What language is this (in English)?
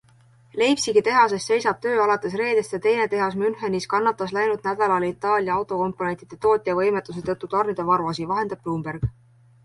Estonian